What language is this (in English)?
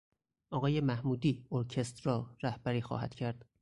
Persian